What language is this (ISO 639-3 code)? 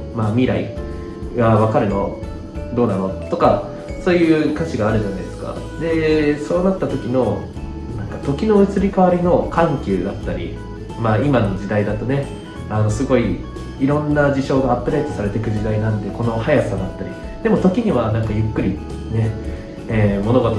jpn